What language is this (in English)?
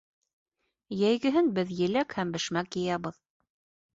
Bashkir